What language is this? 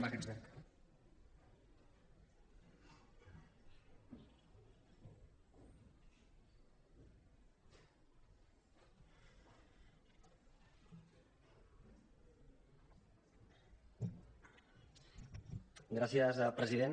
Catalan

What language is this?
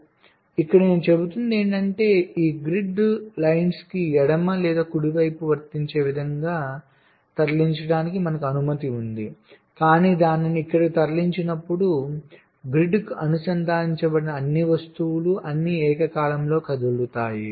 Telugu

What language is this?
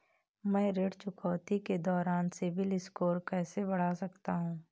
Hindi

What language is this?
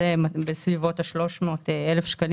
Hebrew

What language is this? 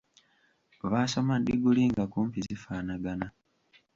Ganda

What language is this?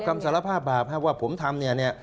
Thai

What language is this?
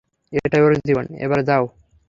Bangla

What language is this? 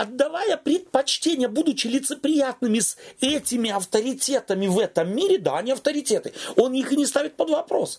Russian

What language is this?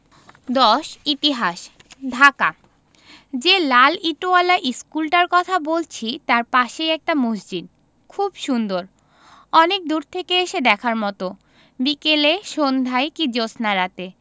Bangla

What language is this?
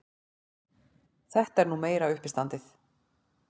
Icelandic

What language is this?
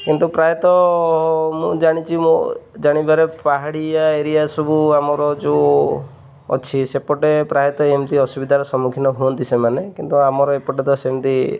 Odia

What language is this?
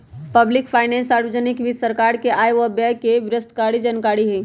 Magahi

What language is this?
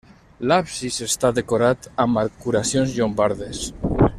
Catalan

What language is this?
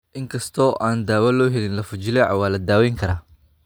Somali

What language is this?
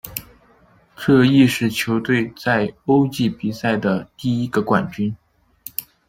Chinese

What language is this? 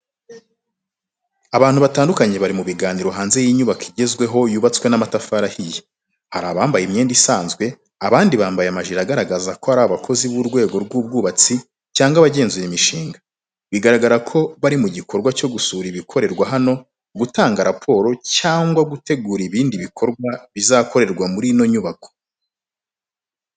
Kinyarwanda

